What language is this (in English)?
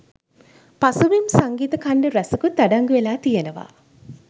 Sinhala